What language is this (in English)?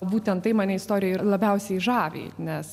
Lithuanian